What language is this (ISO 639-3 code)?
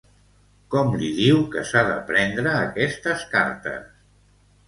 cat